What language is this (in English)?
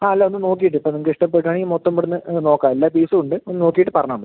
Malayalam